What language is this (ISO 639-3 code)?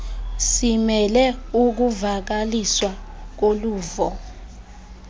xho